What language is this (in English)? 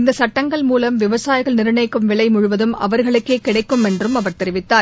Tamil